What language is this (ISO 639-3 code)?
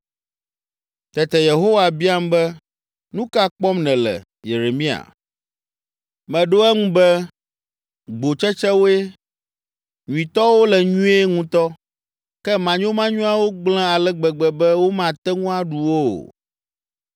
ewe